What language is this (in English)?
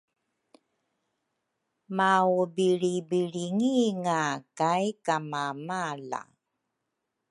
Rukai